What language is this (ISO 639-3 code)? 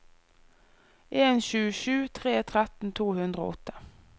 nor